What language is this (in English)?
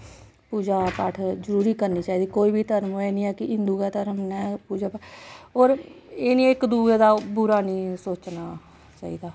Dogri